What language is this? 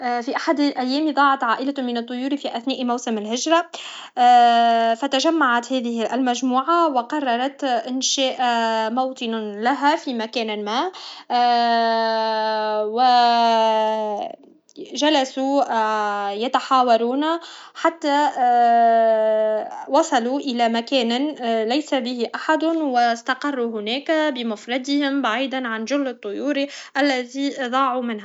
Tunisian Arabic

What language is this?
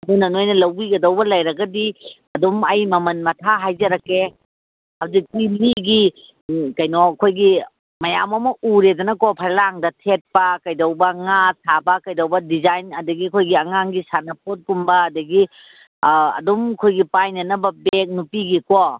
Manipuri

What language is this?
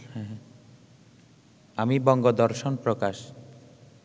Bangla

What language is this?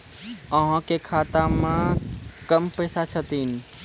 Maithili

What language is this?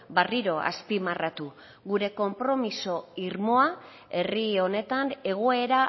Basque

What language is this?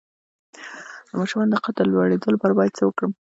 Pashto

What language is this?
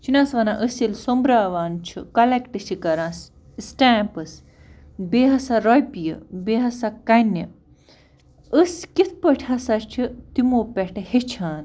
Kashmiri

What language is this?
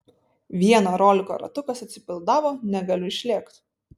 Lithuanian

